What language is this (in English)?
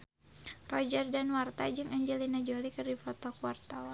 Sundanese